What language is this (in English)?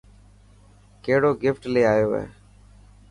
Dhatki